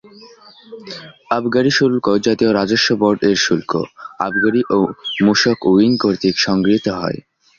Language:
Bangla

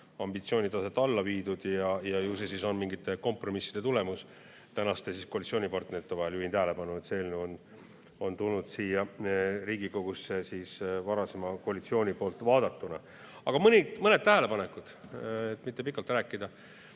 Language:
Estonian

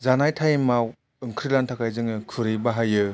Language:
Bodo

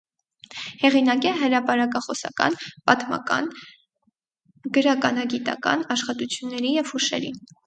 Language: Armenian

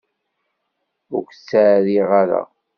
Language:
Kabyle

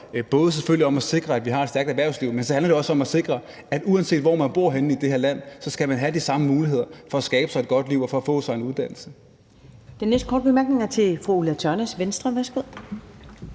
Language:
Danish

